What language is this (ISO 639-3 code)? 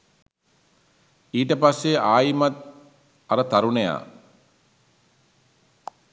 sin